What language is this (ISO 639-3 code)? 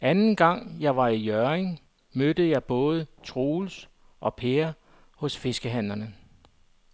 dan